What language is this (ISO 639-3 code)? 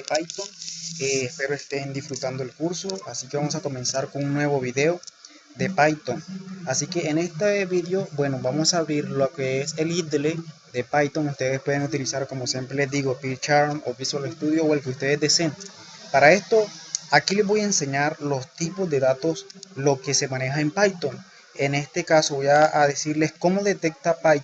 spa